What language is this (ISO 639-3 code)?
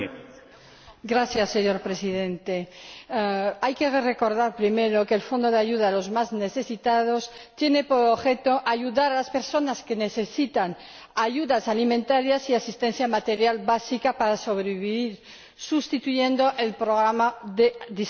spa